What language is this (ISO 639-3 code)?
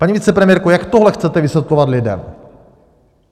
ces